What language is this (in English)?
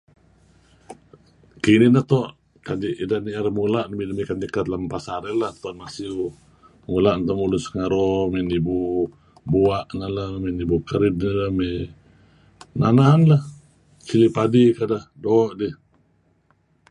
Kelabit